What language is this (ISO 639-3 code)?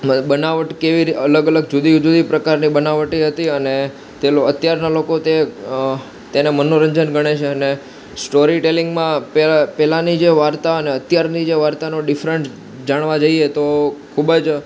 guj